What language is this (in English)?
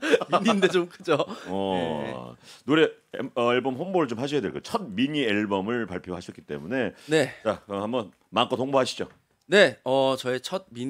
Korean